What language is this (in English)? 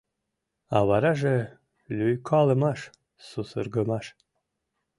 Mari